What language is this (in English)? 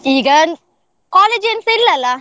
Kannada